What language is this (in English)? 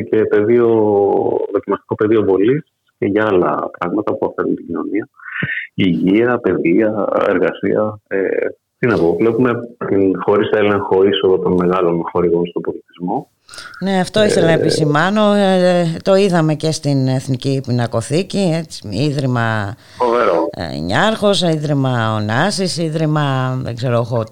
Greek